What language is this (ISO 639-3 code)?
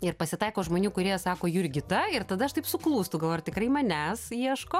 lit